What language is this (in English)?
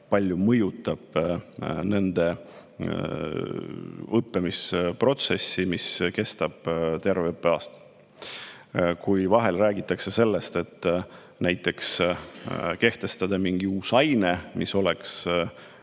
Estonian